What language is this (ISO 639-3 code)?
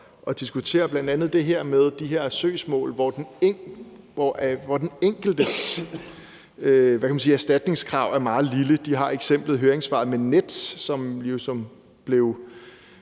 dan